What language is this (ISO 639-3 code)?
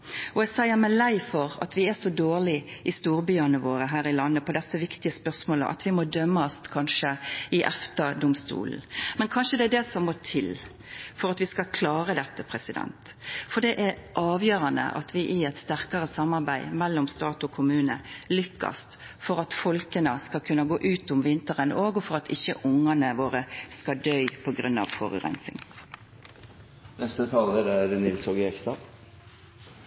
nor